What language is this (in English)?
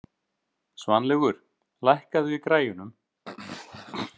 Icelandic